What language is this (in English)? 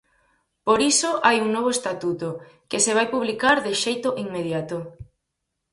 Galician